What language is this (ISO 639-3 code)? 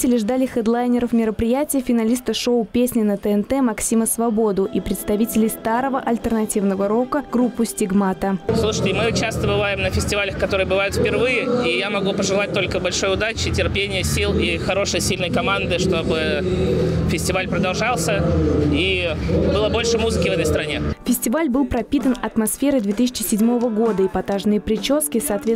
rus